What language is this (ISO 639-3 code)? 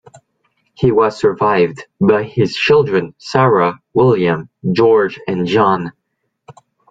eng